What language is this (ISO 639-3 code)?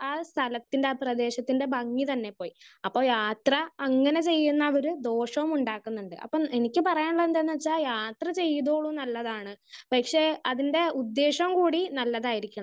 mal